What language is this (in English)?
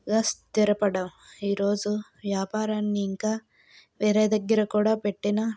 Telugu